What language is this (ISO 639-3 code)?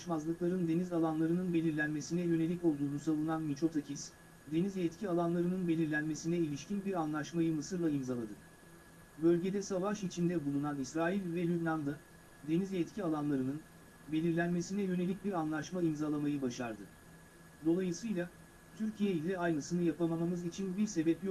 tur